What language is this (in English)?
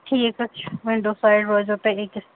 Kashmiri